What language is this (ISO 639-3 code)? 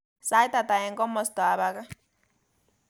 kln